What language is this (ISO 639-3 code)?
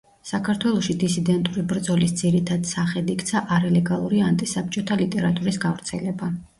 kat